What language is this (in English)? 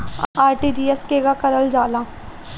Bhojpuri